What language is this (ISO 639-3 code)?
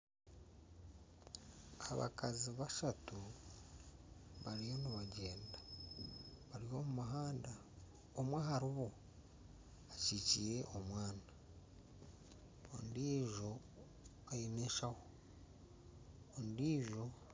nyn